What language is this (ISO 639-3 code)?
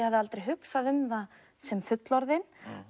isl